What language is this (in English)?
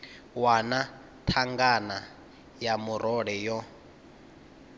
Venda